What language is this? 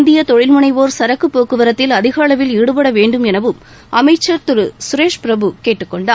Tamil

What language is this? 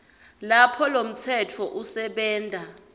Swati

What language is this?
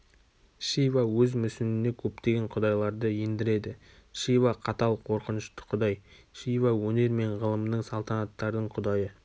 Kazakh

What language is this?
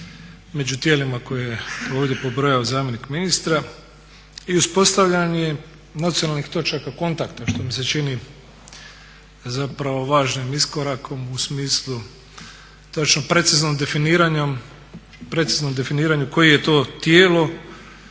Croatian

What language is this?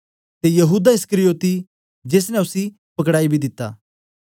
Dogri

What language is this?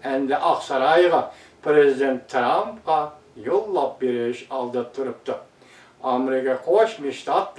Turkish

